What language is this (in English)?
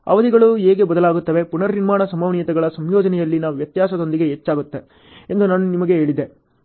Kannada